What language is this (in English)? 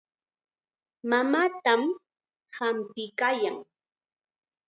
Chiquián Ancash Quechua